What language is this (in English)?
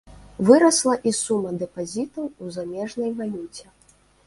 Belarusian